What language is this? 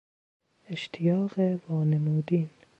Persian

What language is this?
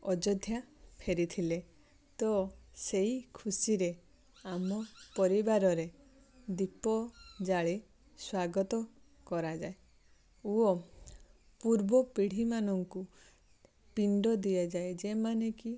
Odia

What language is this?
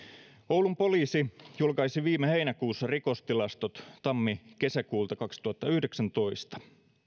Finnish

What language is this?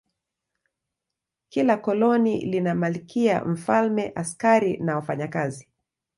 Swahili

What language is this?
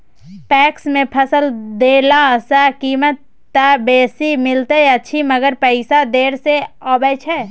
Maithili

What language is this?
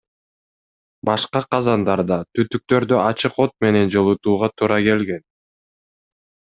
Kyrgyz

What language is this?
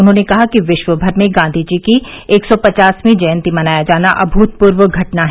Hindi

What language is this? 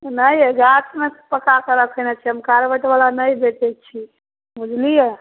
Maithili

